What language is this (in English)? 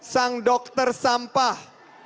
Indonesian